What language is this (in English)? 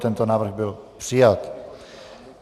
Czech